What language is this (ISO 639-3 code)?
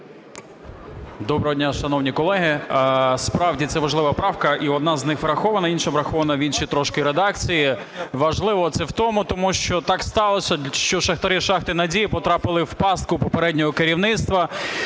ukr